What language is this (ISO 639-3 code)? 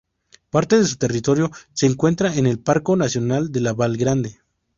spa